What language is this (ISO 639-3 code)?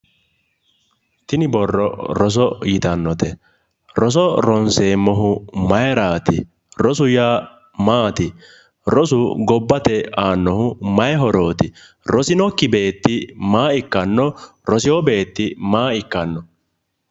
sid